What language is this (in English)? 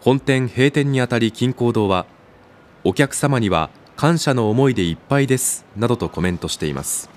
Japanese